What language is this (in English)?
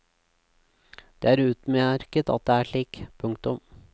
Norwegian